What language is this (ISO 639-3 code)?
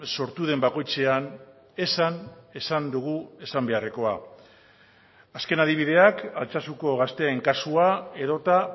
eus